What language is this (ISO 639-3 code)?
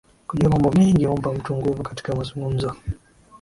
swa